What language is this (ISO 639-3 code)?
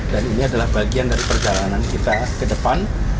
ind